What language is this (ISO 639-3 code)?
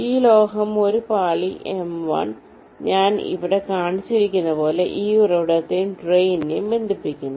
mal